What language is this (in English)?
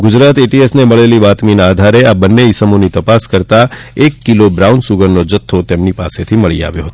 Gujarati